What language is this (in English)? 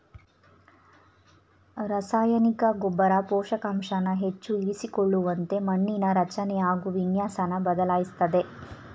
Kannada